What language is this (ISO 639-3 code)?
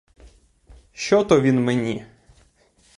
ukr